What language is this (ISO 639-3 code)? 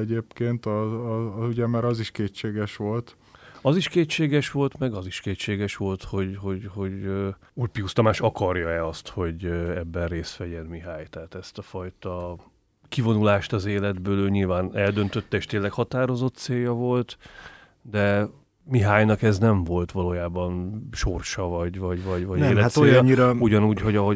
hun